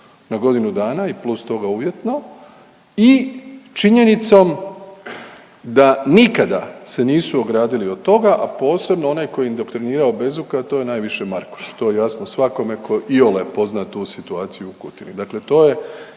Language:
Croatian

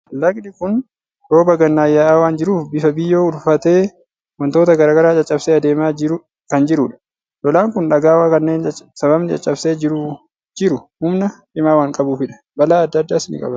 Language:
Oromo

